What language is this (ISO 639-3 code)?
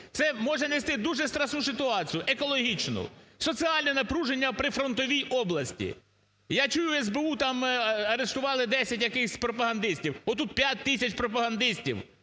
ukr